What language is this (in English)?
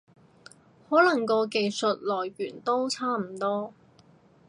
Cantonese